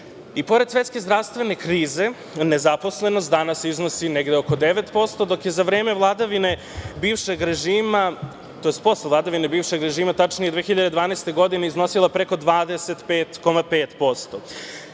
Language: Serbian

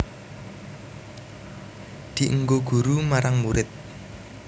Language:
Javanese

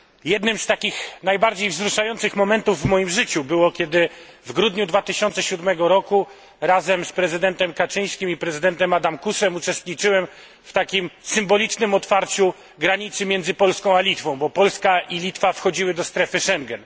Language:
Polish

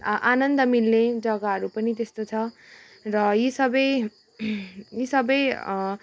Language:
Nepali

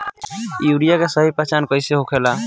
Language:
Bhojpuri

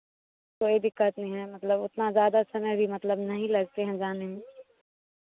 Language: Hindi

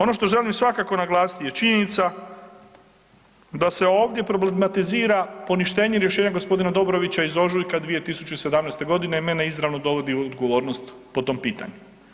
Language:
Croatian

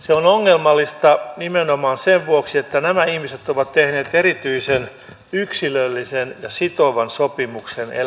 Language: Finnish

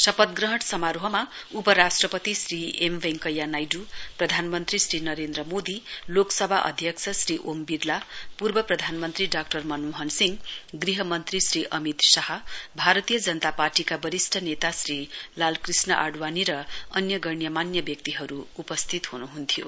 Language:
Nepali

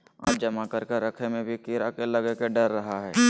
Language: Magahi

